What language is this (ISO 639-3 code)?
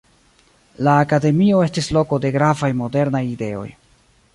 epo